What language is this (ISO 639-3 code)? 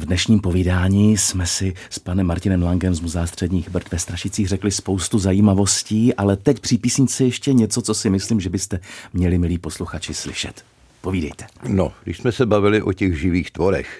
ces